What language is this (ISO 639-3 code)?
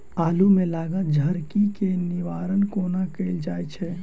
mai